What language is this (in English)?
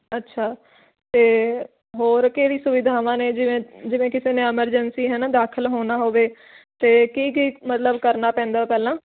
Punjabi